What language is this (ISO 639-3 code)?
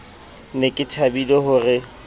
sot